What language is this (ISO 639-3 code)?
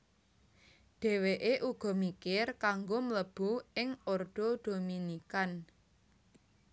jav